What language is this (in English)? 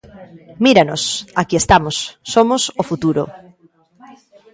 Galician